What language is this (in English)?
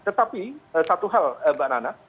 Indonesian